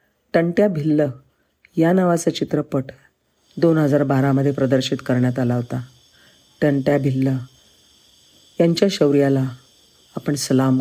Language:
Marathi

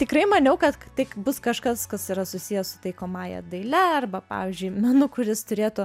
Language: Lithuanian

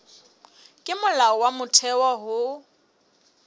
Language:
Southern Sotho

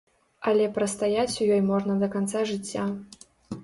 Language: Belarusian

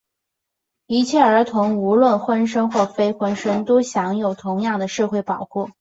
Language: Chinese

